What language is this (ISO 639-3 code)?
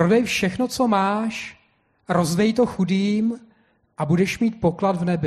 ces